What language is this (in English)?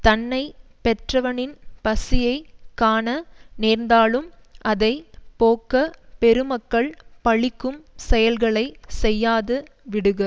Tamil